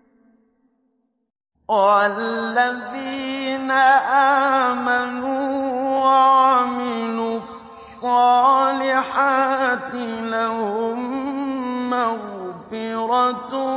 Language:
Arabic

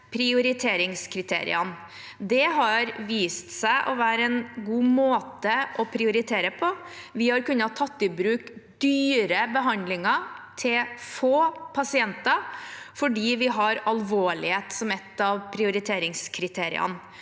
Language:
Norwegian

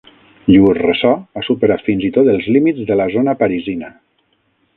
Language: Catalan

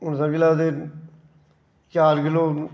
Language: Dogri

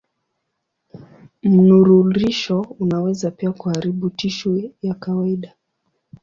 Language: Swahili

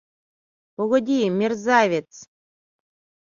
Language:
Mari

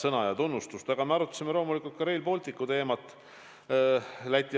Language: Estonian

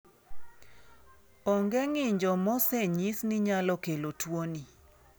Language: Luo (Kenya and Tanzania)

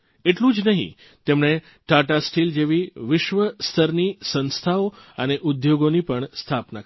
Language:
Gujarati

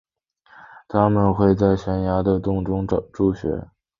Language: Chinese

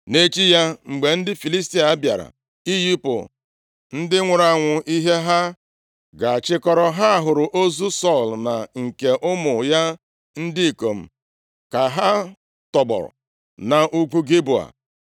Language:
Igbo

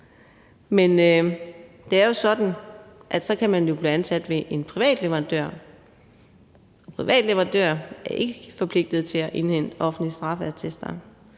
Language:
Danish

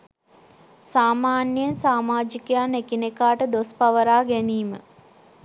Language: Sinhala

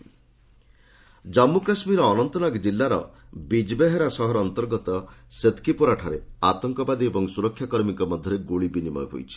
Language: Odia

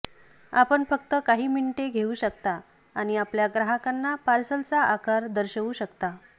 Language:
Marathi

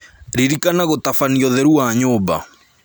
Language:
Kikuyu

